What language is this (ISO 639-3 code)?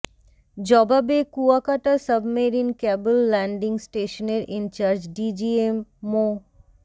ben